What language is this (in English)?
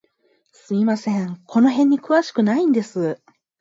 Japanese